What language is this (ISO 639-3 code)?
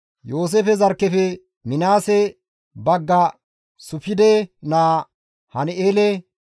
gmv